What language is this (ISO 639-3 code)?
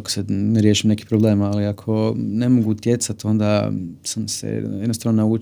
hrv